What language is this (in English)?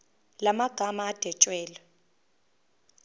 Zulu